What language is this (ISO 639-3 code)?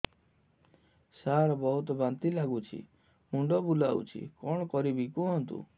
ori